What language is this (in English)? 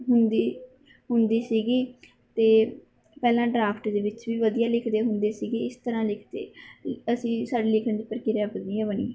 Punjabi